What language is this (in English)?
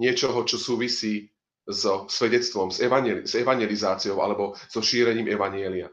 Slovak